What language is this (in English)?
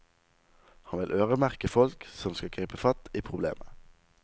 Norwegian